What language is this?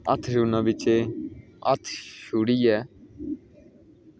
Dogri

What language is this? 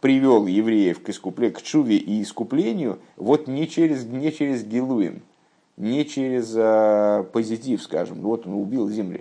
Russian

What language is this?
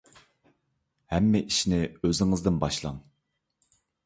Uyghur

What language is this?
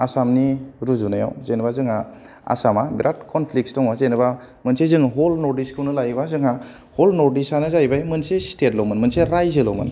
Bodo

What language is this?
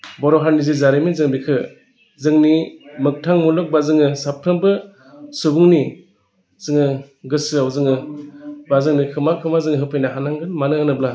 Bodo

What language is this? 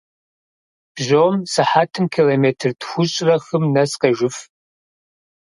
Kabardian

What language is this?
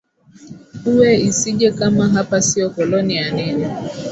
Swahili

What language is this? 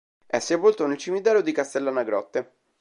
Italian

